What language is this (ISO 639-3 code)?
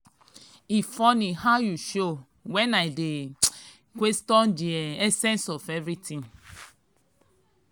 pcm